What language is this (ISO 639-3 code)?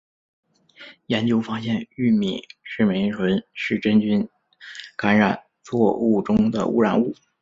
zho